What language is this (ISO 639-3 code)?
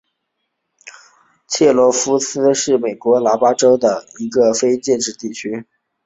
zho